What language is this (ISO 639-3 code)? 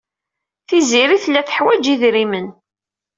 kab